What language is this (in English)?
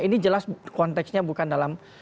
Indonesian